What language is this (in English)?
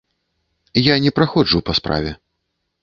Belarusian